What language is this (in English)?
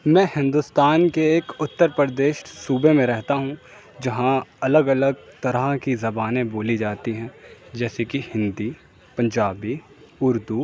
Urdu